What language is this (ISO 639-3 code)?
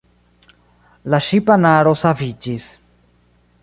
epo